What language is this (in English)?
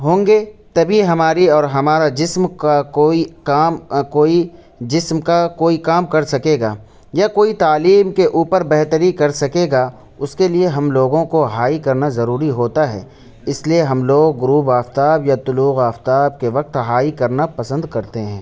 Urdu